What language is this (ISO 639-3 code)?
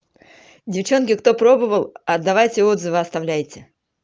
rus